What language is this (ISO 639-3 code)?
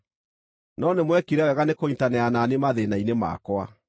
kik